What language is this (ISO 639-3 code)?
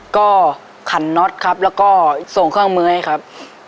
tha